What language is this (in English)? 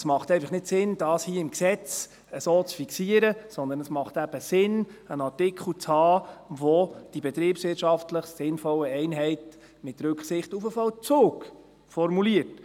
Swiss German